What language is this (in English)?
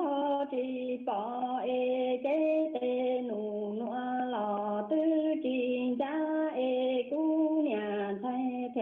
Vietnamese